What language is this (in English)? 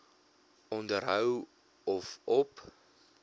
Afrikaans